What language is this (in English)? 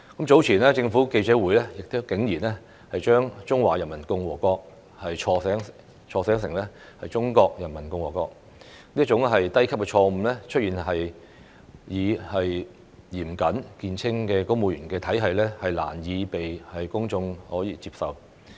Cantonese